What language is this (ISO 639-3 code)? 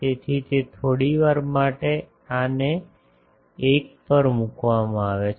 guj